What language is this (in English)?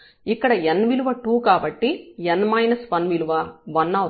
Telugu